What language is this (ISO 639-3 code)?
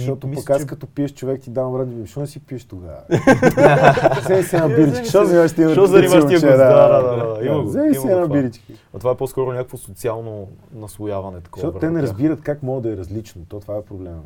bul